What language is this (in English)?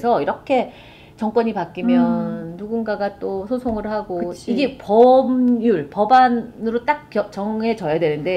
Korean